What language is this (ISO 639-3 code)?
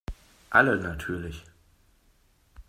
deu